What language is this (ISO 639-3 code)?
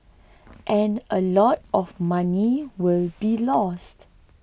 eng